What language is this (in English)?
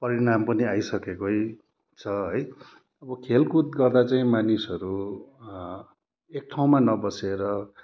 Nepali